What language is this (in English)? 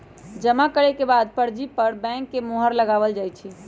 Magahi